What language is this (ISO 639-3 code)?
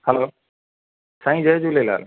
snd